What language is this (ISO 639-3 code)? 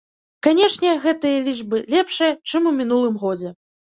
bel